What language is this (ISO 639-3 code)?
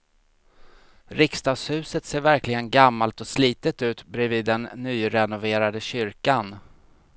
swe